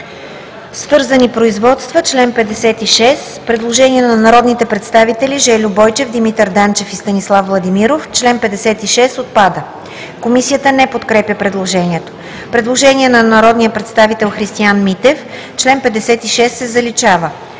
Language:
Bulgarian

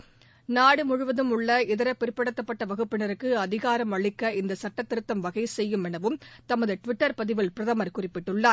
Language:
Tamil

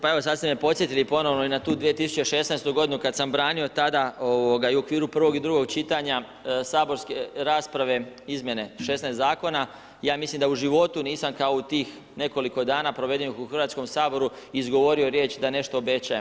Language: Croatian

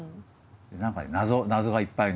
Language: Japanese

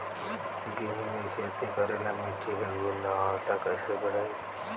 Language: Bhojpuri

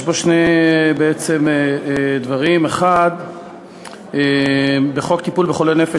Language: Hebrew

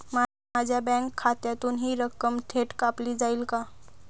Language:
Marathi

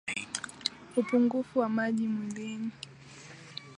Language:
Swahili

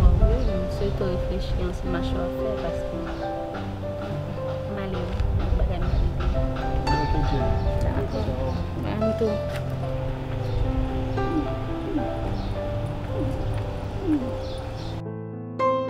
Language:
French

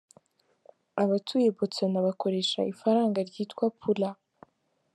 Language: Kinyarwanda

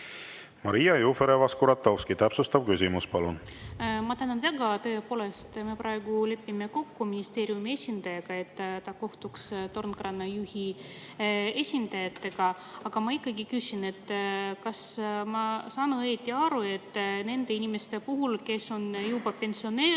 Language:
Estonian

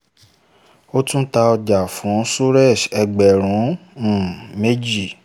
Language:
Yoruba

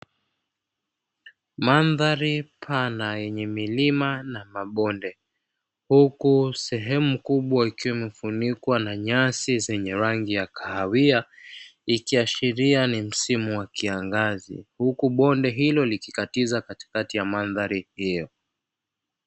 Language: Swahili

